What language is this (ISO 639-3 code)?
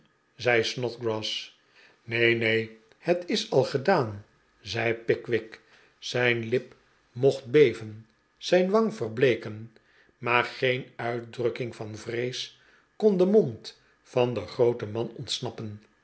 nld